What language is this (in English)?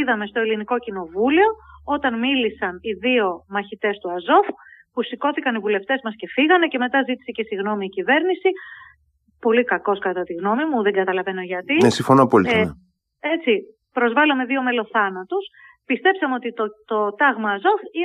Greek